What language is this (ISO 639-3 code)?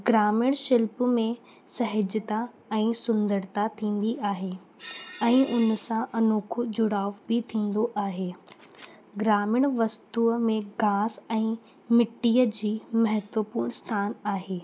snd